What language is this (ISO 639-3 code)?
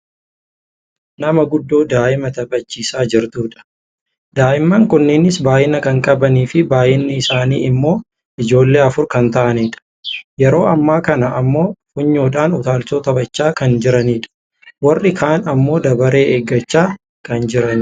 orm